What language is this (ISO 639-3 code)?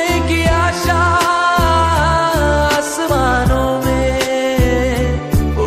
hin